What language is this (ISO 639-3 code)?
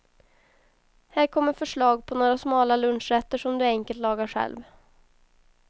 swe